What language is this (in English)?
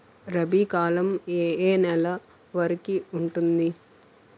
Telugu